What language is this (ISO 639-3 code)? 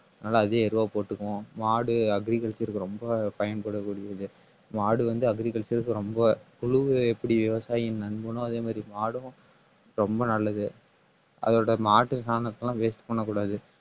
tam